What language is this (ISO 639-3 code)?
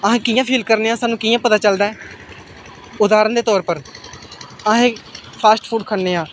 doi